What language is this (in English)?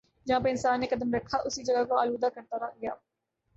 Urdu